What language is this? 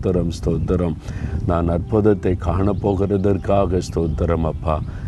Tamil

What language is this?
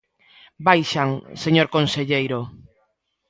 Galician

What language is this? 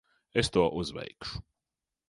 Latvian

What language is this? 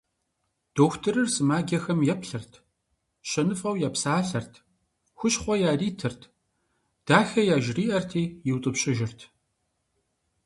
Kabardian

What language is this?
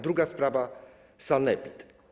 Polish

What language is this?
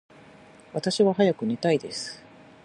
Japanese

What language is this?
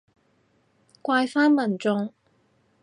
Cantonese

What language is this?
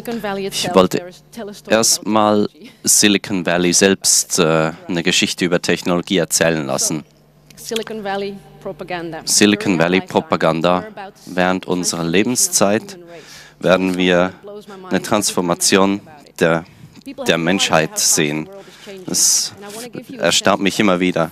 German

